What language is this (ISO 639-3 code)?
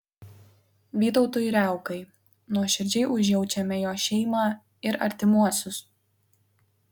lit